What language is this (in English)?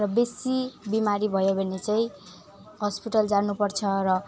Nepali